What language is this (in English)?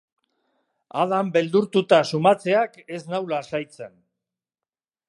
Basque